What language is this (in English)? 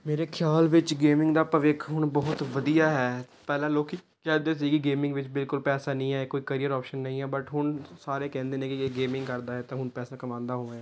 Punjabi